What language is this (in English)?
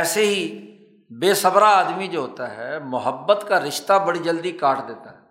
Urdu